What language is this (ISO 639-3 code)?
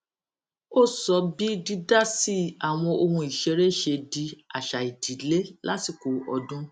yor